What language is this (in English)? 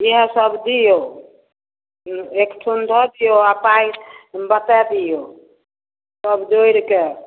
Maithili